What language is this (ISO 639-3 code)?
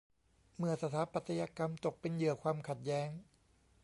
tha